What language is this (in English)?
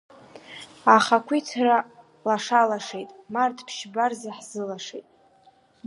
Abkhazian